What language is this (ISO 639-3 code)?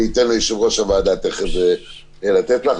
heb